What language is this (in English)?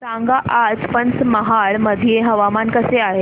Marathi